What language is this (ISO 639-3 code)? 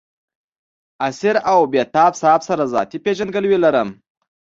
pus